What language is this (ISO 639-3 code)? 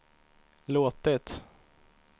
swe